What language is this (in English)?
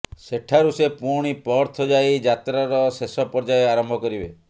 Odia